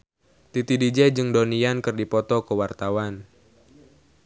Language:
Sundanese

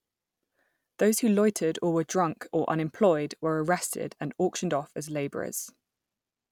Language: English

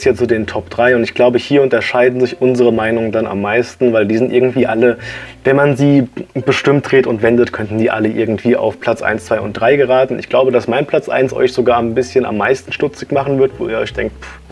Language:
German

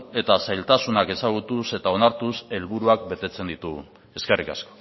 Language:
Basque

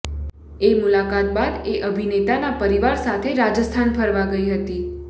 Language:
Gujarati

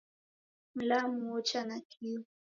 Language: Taita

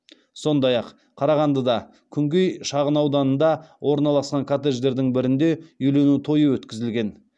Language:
Kazakh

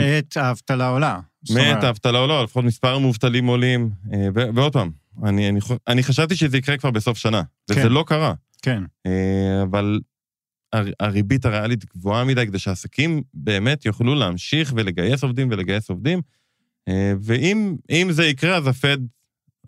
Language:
Hebrew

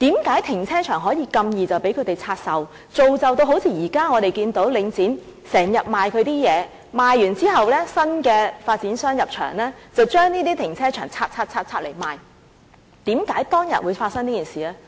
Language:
Cantonese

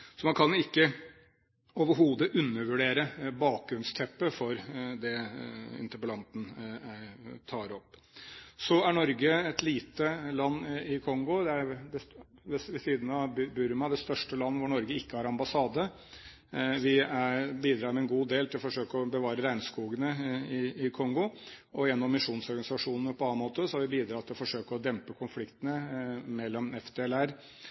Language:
Norwegian Bokmål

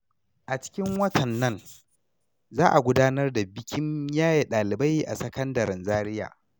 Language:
Hausa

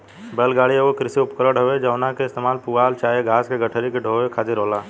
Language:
Bhojpuri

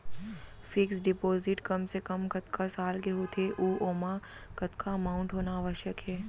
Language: Chhattisgarhi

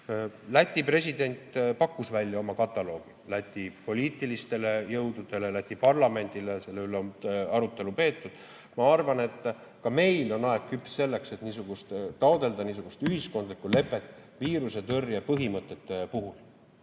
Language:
Estonian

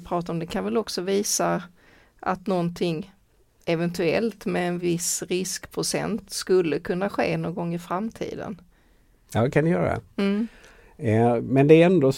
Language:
Swedish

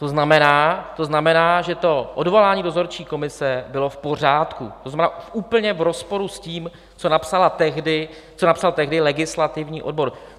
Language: Czech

